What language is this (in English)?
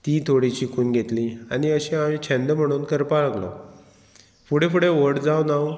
Konkani